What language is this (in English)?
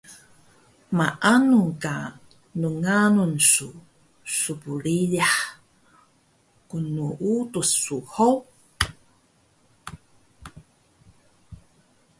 Taroko